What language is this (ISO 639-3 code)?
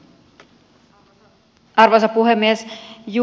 fin